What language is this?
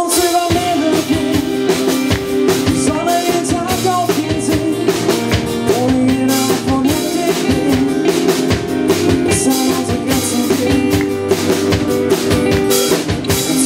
German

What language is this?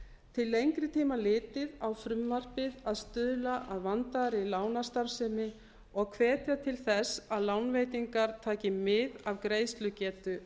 Icelandic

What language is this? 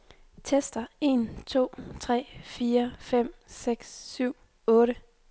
Danish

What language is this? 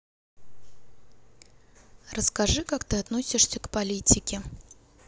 Russian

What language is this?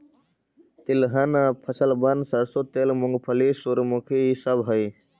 Magahi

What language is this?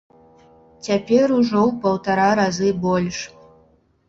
Belarusian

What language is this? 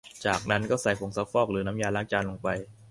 Thai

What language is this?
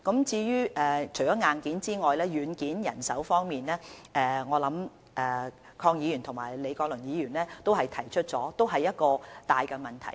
Cantonese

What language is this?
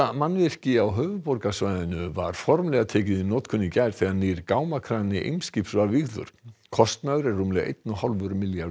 Icelandic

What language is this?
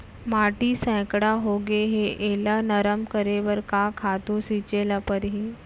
Chhattisgarhi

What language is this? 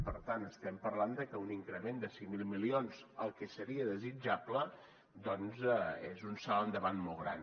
Catalan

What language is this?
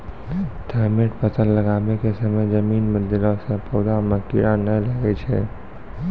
Maithili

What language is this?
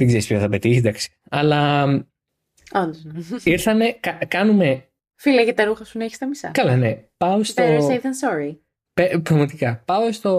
Greek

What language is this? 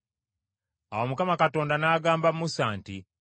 Ganda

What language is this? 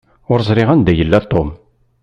Kabyle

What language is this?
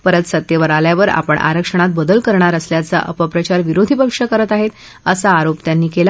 Marathi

